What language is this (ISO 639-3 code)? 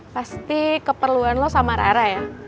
ind